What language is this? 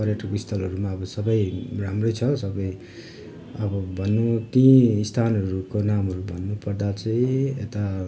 Nepali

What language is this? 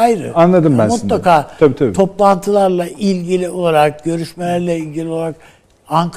Turkish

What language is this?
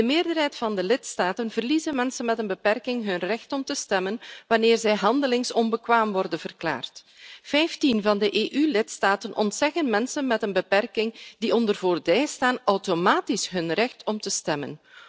Dutch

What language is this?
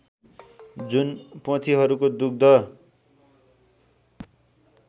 Nepali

